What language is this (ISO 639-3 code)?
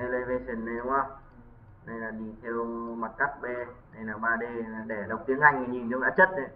vie